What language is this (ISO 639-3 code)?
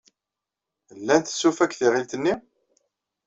kab